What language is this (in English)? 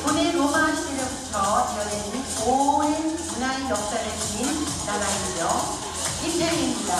Korean